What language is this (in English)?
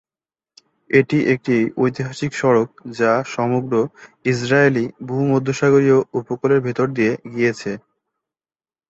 Bangla